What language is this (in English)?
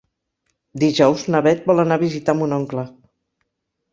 Catalan